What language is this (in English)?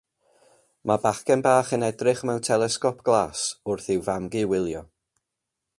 Welsh